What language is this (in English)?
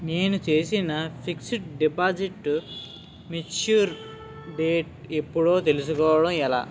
Telugu